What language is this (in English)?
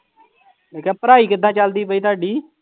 Punjabi